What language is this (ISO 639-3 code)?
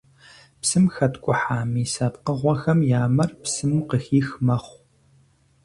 kbd